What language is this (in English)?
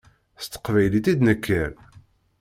Kabyle